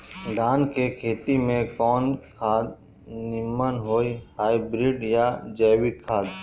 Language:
Bhojpuri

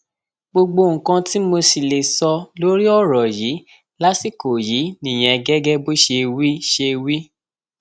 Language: Yoruba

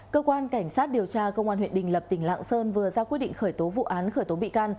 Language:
Vietnamese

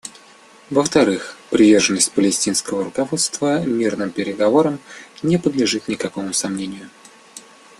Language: Russian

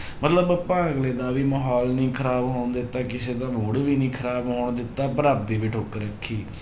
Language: Punjabi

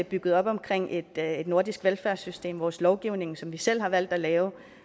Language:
Danish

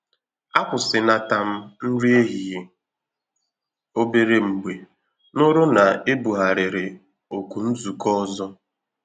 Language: Igbo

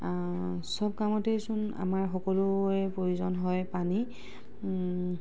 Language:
Assamese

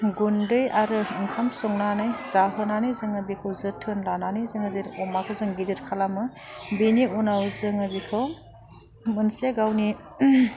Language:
Bodo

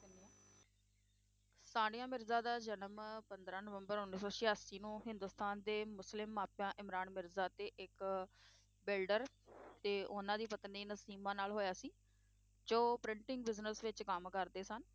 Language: Punjabi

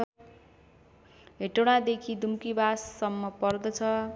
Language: Nepali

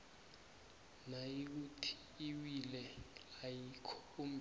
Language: South Ndebele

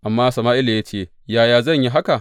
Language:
Hausa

